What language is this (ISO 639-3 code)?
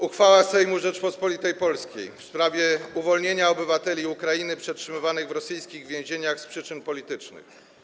pol